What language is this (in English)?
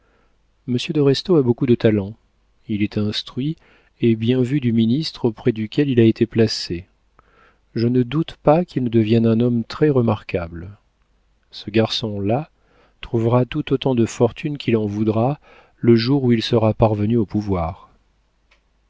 French